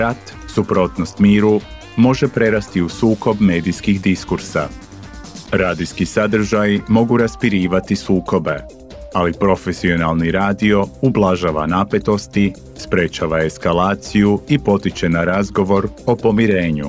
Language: Croatian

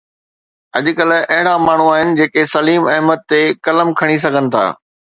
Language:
Sindhi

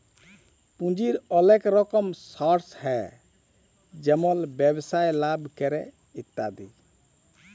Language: Bangla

